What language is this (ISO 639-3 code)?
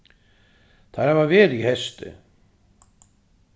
fao